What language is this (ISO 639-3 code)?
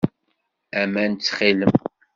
kab